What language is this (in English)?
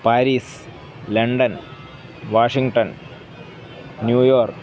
Sanskrit